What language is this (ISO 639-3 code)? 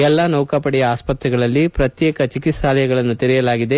kan